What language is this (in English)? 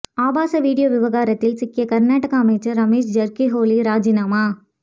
Tamil